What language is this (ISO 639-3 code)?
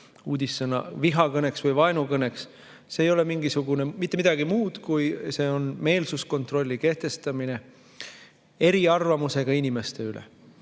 est